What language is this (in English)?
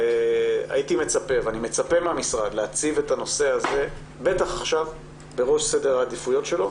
Hebrew